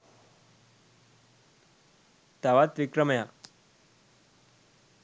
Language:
Sinhala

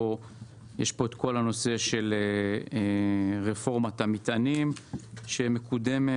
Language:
Hebrew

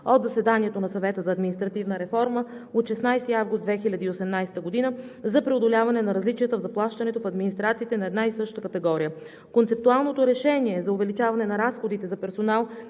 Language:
Bulgarian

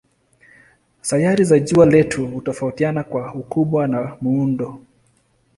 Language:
Swahili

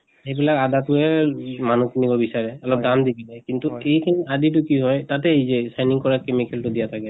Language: Assamese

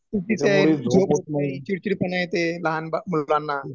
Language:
Marathi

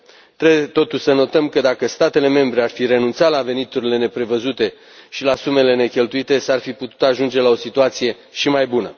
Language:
Romanian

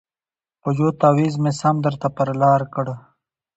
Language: Pashto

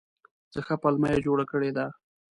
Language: Pashto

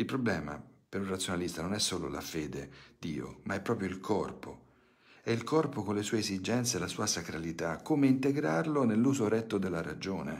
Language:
Italian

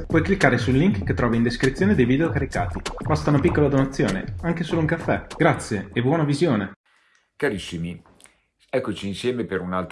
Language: Italian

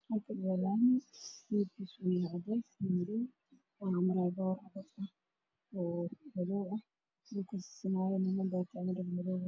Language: Somali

